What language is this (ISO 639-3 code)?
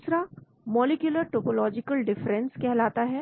hin